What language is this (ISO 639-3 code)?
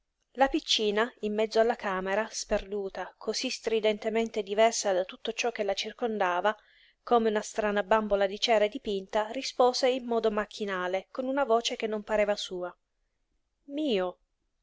ita